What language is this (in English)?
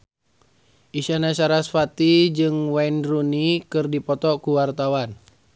Sundanese